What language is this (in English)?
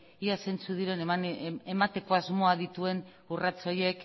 Basque